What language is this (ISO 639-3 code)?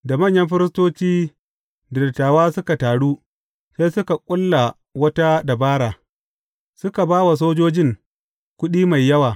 hau